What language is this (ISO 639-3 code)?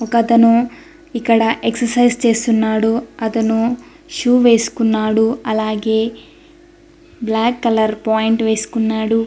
tel